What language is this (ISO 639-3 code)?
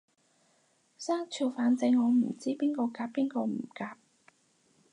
yue